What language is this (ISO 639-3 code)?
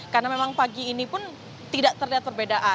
ind